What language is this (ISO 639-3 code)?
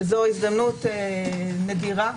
heb